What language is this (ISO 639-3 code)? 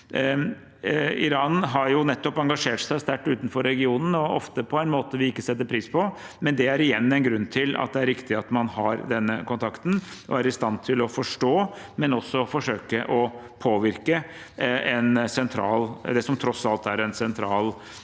nor